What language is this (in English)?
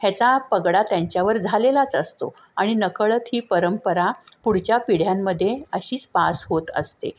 Marathi